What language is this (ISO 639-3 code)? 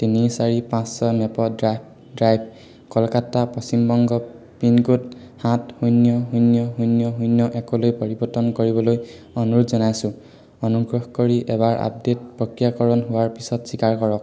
asm